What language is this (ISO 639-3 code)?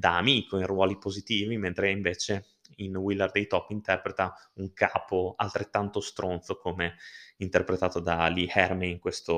ita